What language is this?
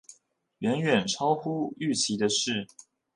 Chinese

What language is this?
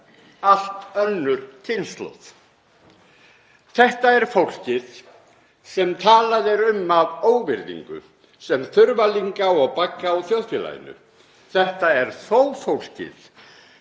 Icelandic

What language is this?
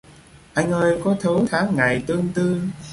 Vietnamese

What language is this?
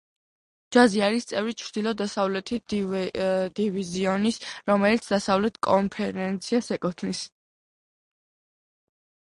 Georgian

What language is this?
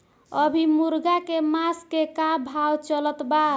Bhojpuri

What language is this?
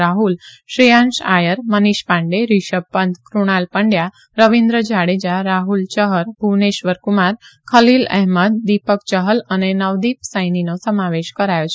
Gujarati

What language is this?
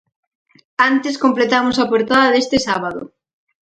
Galician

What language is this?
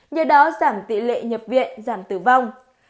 Vietnamese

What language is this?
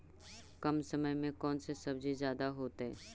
Magahi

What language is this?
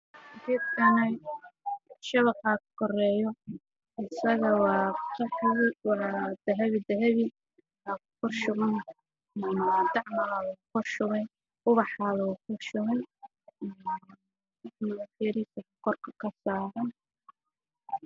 Somali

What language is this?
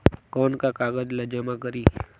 Chhattisgarhi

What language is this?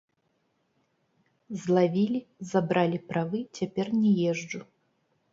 Belarusian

